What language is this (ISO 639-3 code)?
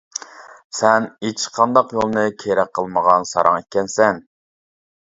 uig